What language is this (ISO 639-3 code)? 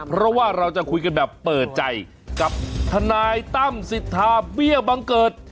tha